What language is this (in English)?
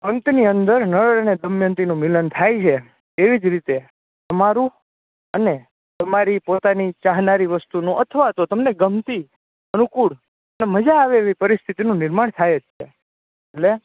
Gujarati